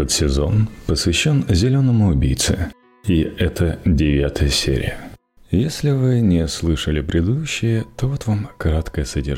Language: Russian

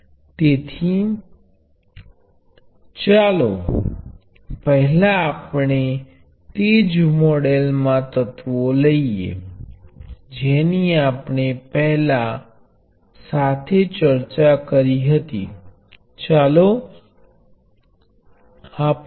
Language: Gujarati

